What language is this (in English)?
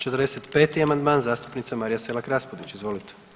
Croatian